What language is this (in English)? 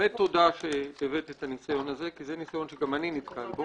Hebrew